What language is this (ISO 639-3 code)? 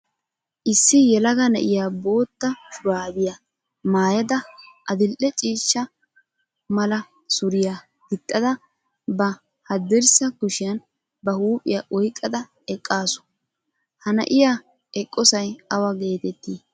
wal